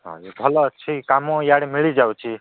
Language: Odia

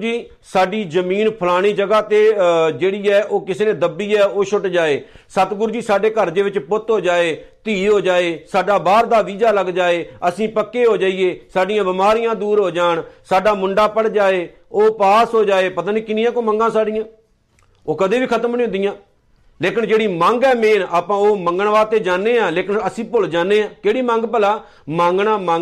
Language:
Punjabi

